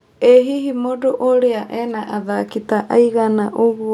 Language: Kikuyu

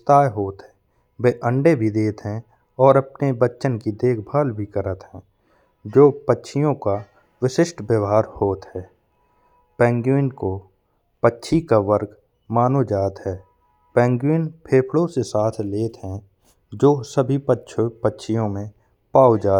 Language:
Bundeli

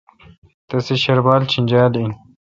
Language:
Kalkoti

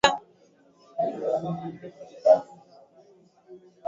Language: Swahili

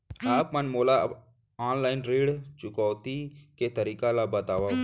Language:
Chhattisgarhi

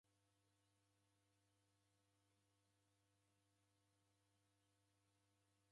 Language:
Taita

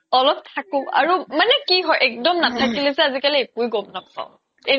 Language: Assamese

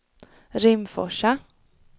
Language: Swedish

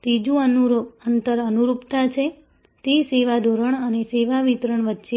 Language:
Gujarati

